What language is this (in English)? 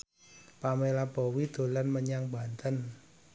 Javanese